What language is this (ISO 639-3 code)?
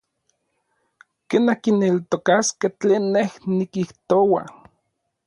nlv